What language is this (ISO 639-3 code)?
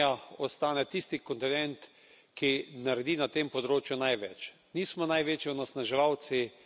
slv